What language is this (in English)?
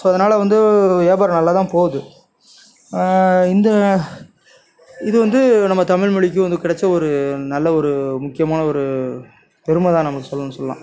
Tamil